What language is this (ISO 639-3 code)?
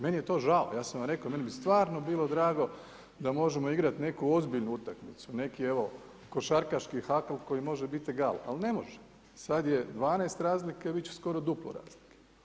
hrv